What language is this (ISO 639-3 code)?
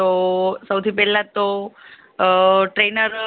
guj